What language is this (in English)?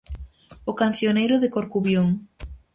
Galician